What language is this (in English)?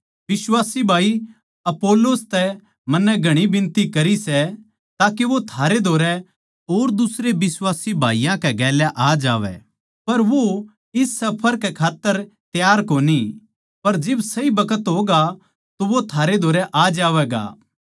Haryanvi